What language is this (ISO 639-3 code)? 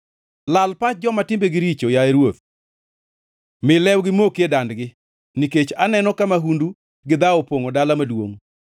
luo